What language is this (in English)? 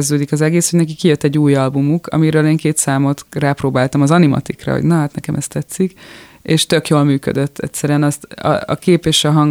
Hungarian